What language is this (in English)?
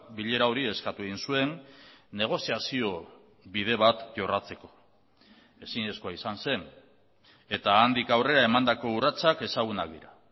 Basque